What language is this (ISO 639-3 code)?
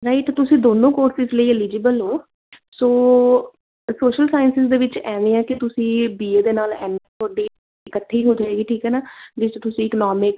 pan